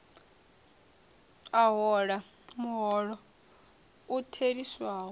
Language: Venda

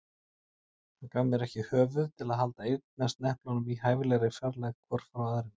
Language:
Icelandic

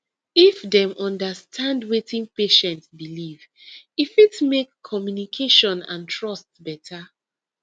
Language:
Nigerian Pidgin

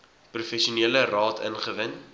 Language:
Afrikaans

